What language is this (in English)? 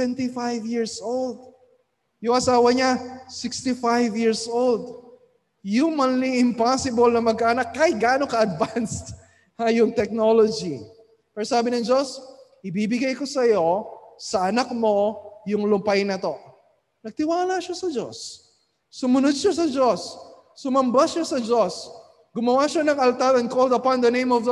Filipino